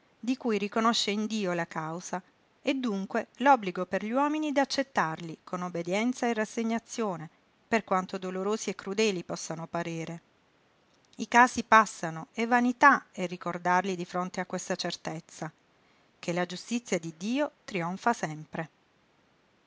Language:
Italian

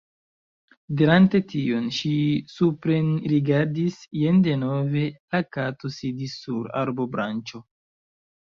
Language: Esperanto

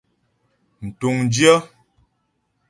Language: Ghomala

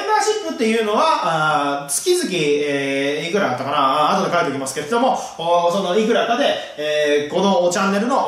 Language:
Japanese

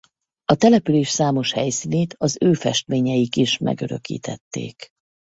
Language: Hungarian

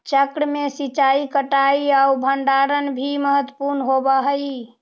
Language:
Magahi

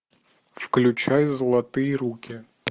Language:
Russian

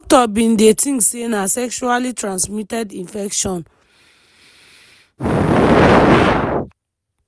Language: Nigerian Pidgin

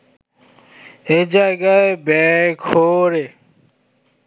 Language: Bangla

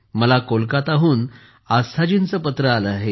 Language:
Marathi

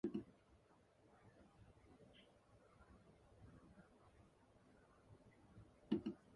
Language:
Japanese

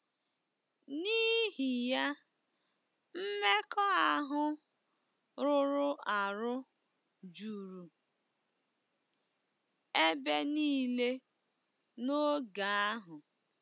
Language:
Igbo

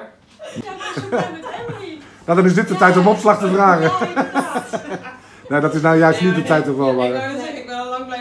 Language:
Dutch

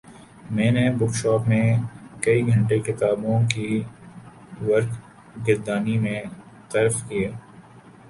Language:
Urdu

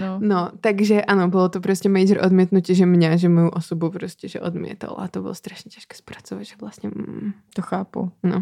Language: Czech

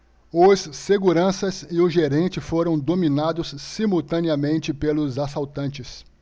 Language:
Portuguese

